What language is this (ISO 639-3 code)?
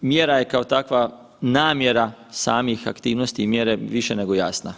hrv